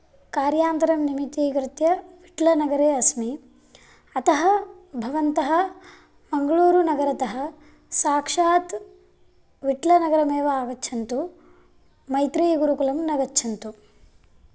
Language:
Sanskrit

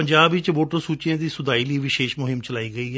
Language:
Punjabi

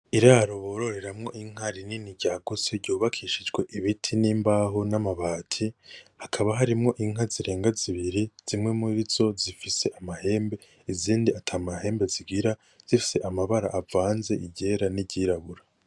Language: Rundi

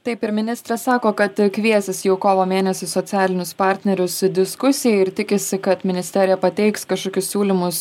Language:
Lithuanian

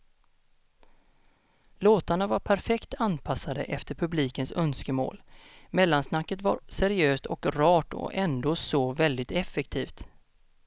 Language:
Swedish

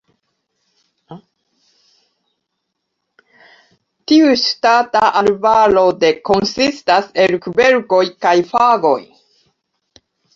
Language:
Esperanto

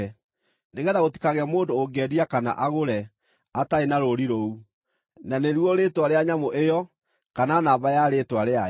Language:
Kikuyu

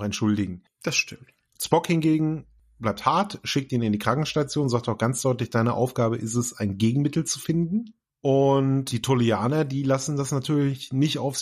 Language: German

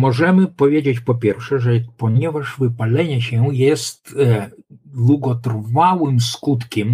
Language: Polish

